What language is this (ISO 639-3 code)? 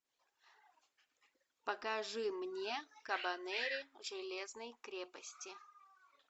rus